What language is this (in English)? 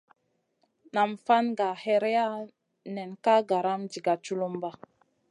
Masana